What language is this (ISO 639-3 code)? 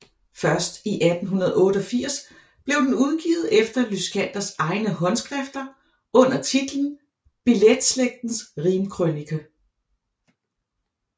dan